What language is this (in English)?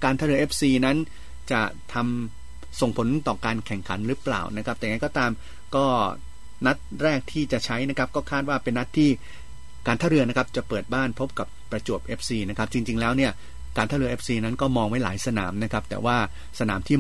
Thai